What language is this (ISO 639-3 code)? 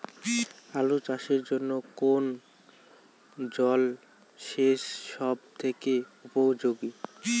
ben